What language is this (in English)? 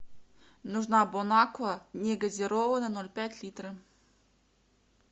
Russian